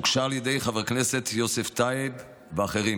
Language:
Hebrew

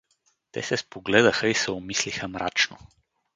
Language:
Bulgarian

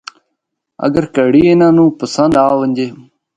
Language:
Northern Hindko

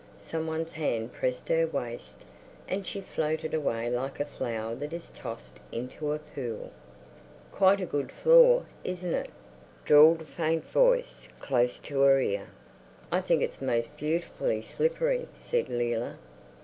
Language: English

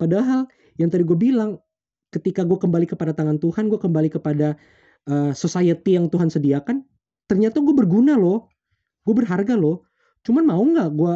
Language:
Indonesian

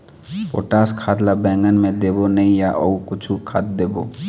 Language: Chhattisgarhi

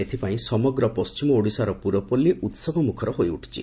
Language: Odia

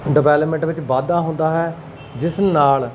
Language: Punjabi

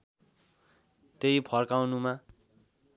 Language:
Nepali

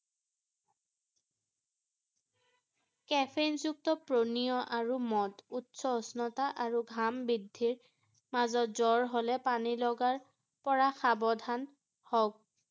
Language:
Assamese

